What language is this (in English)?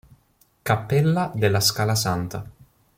Italian